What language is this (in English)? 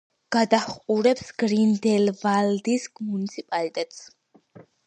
Georgian